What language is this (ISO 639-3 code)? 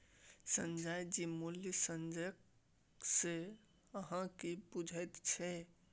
mai